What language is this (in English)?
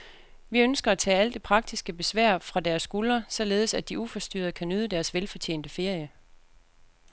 Danish